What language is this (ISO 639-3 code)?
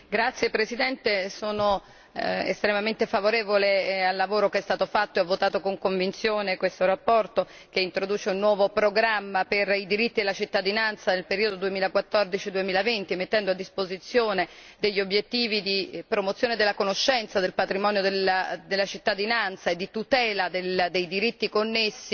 ita